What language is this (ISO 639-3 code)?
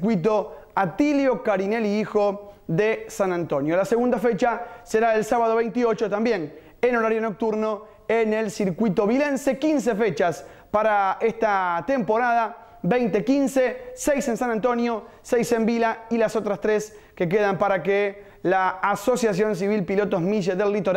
spa